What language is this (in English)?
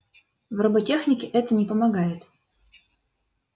Russian